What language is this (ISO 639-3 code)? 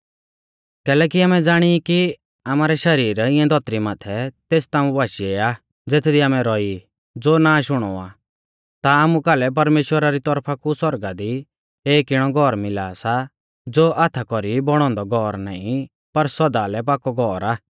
bfz